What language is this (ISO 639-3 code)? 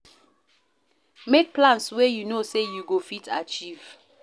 pcm